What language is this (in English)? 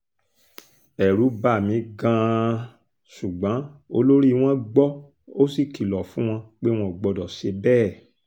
Yoruba